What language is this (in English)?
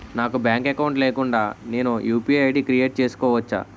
Telugu